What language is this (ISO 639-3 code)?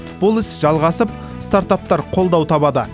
kaz